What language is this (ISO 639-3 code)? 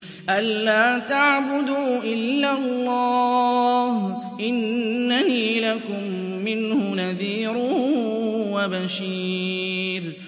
ara